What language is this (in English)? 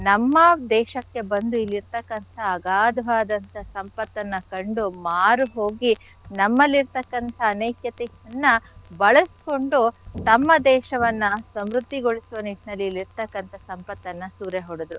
Kannada